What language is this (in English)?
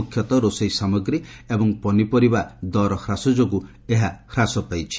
Odia